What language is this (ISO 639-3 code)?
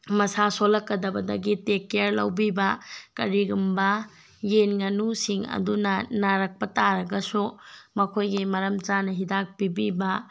mni